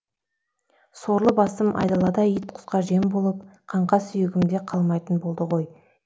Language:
Kazakh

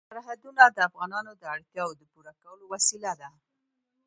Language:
Pashto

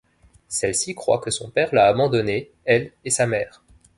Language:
French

